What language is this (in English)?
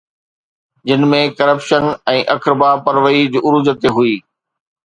Sindhi